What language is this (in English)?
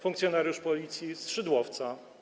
Polish